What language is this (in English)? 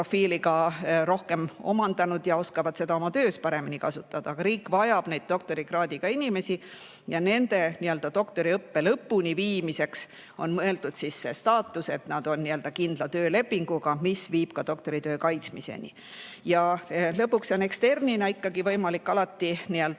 Estonian